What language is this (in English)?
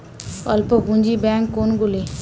Bangla